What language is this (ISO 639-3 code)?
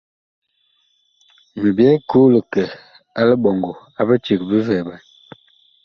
bkh